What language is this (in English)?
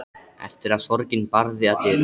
Icelandic